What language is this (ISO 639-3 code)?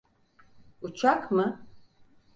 tur